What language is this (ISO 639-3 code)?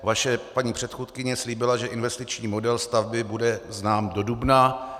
ces